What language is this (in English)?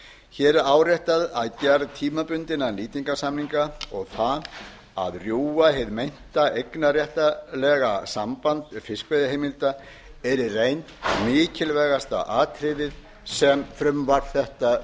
Icelandic